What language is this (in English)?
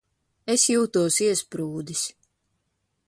Latvian